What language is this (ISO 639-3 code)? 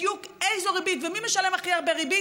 heb